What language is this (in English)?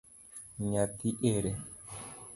Luo (Kenya and Tanzania)